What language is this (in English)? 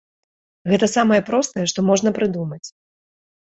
Belarusian